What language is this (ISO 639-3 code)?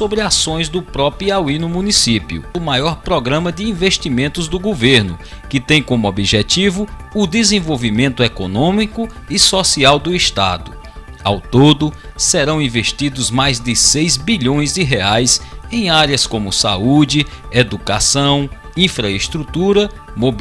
por